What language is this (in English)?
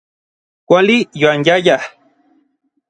Orizaba Nahuatl